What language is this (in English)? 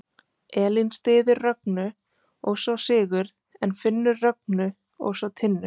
Icelandic